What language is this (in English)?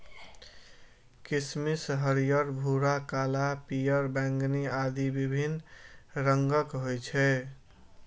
Maithili